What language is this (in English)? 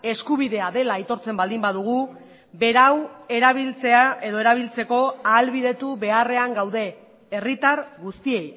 Basque